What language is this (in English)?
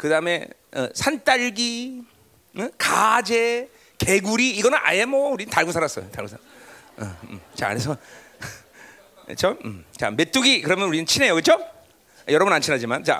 Korean